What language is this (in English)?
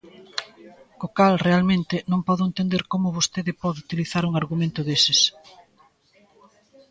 Galician